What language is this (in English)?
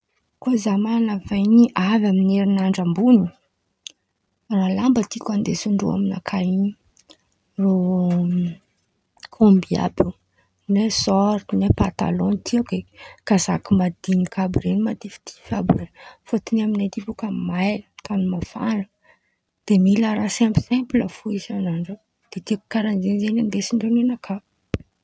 Antankarana Malagasy